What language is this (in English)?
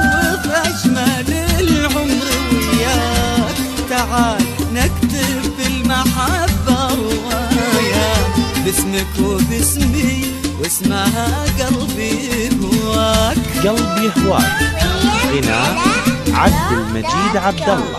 Arabic